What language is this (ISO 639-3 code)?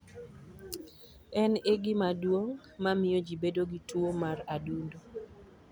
luo